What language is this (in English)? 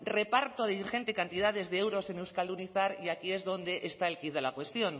Spanish